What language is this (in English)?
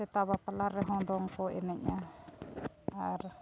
Santali